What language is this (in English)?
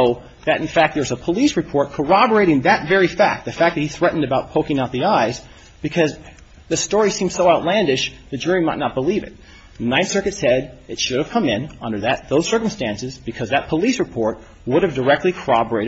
English